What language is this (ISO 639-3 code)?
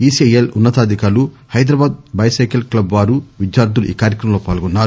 tel